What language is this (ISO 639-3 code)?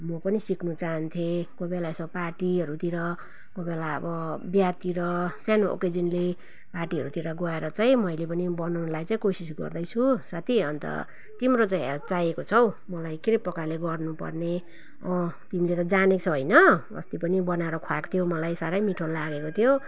nep